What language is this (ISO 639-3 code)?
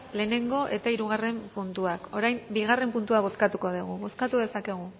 eus